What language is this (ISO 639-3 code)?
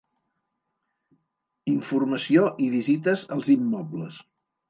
cat